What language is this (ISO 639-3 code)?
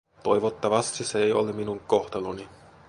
fin